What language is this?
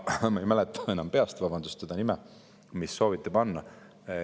Estonian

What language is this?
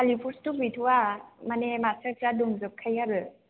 Bodo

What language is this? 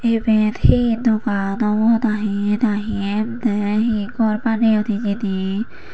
Chakma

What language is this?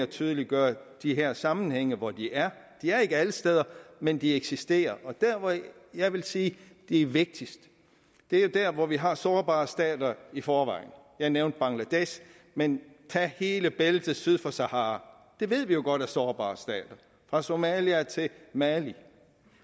Danish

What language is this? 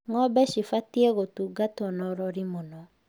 Kikuyu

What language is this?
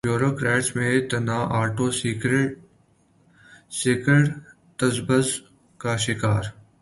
Urdu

